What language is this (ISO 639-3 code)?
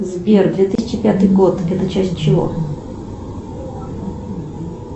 rus